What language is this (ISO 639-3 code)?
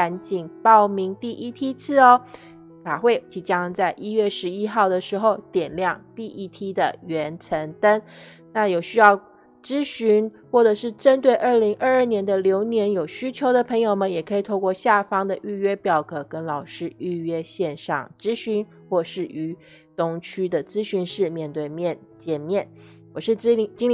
zho